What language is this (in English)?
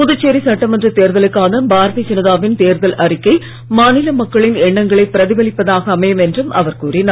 Tamil